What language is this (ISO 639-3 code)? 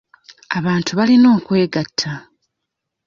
lug